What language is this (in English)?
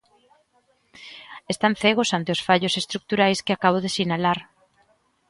Galician